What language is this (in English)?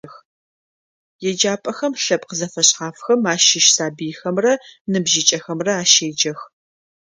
Adyghe